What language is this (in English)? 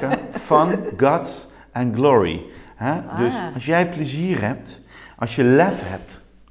Dutch